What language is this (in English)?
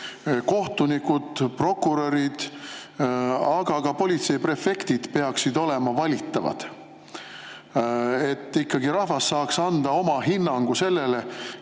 Estonian